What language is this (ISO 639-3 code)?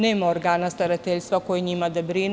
srp